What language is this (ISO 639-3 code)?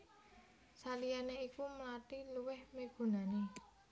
jav